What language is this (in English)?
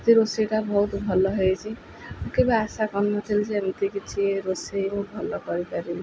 Odia